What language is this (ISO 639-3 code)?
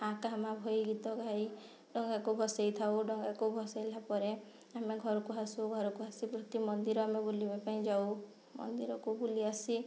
ori